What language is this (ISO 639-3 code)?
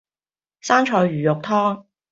yue